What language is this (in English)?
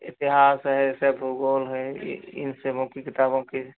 Hindi